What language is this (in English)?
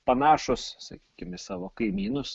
Lithuanian